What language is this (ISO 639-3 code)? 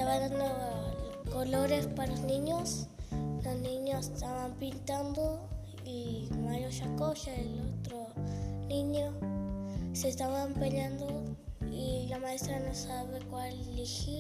spa